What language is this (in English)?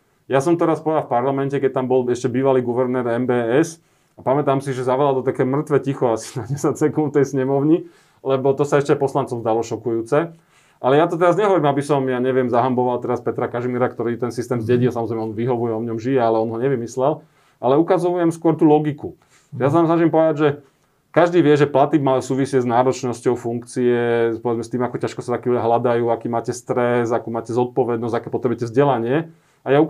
Slovak